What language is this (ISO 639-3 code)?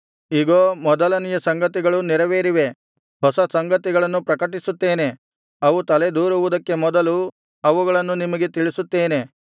kan